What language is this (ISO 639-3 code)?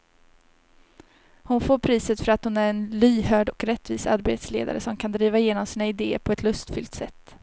swe